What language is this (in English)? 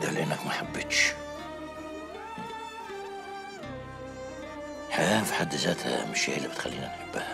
Arabic